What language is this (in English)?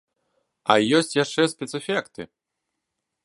Belarusian